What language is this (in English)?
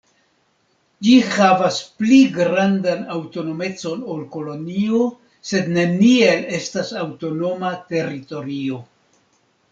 Esperanto